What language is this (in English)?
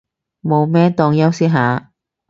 Cantonese